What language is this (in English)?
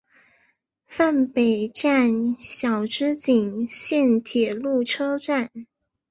Chinese